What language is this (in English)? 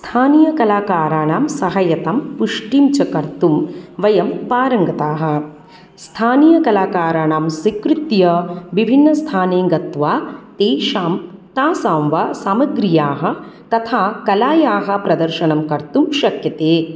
Sanskrit